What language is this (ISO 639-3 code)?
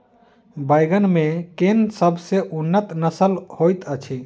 mai